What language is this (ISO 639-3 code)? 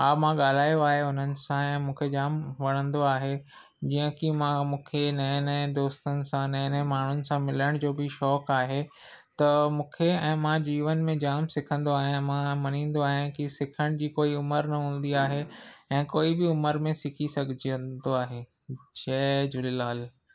snd